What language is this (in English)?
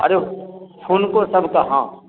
Maithili